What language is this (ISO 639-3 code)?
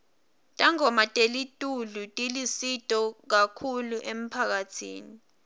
ssw